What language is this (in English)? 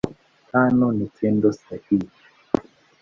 Swahili